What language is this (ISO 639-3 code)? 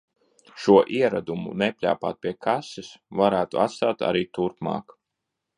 lav